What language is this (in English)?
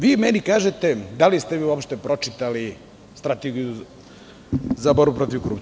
Serbian